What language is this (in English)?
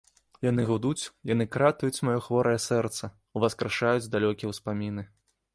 Belarusian